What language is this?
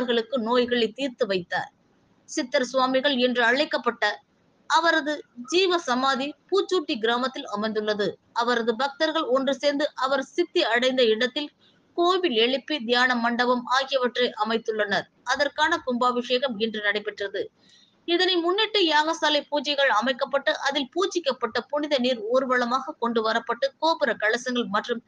Tamil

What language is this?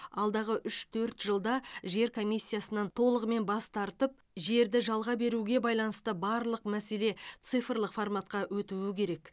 Kazakh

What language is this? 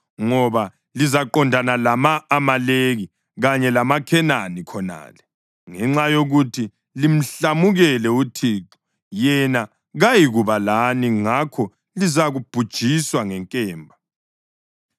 North Ndebele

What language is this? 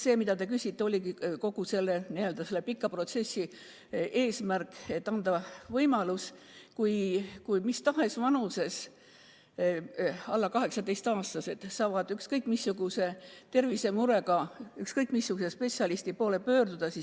Estonian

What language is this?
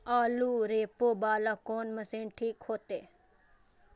Maithili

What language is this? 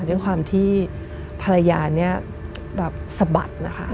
Thai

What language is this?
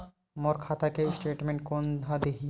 Chhattisgarhi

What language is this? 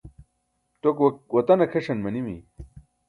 Burushaski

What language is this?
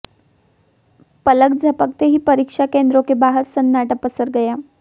Hindi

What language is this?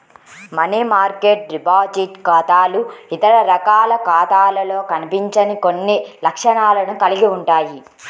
Telugu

